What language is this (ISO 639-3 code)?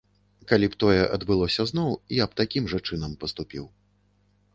bel